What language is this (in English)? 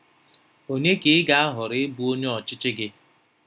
Igbo